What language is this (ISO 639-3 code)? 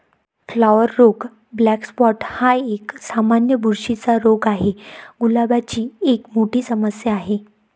mar